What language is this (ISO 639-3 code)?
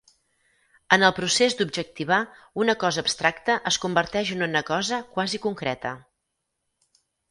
cat